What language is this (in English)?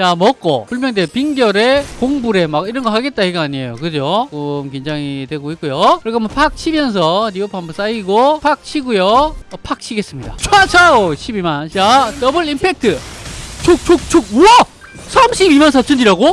Korean